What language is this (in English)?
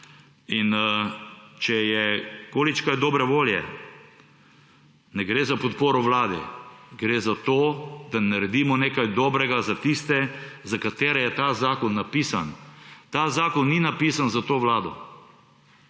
Slovenian